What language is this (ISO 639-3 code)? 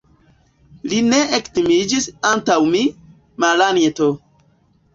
epo